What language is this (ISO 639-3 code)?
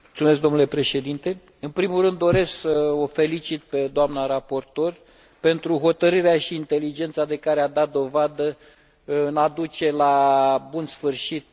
ron